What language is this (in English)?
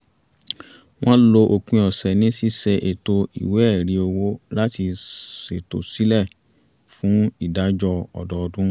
Yoruba